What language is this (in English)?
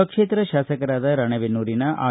Kannada